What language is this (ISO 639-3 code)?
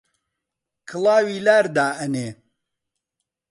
ckb